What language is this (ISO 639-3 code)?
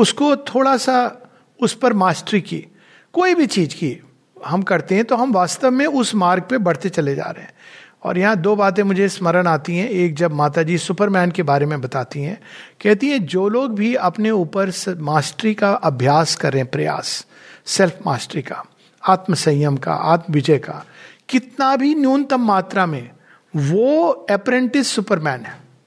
hin